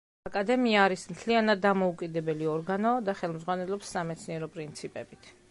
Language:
Georgian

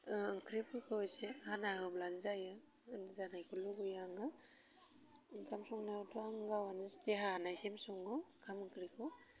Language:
Bodo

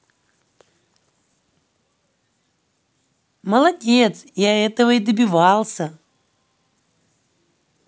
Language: Russian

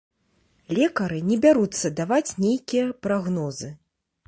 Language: Belarusian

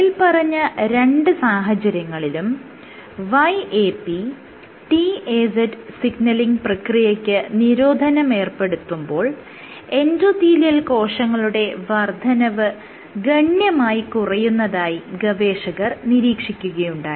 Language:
Malayalam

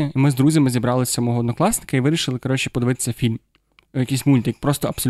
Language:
Ukrainian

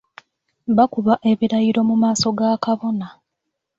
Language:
Ganda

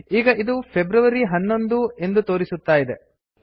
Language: Kannada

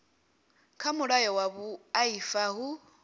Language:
Venda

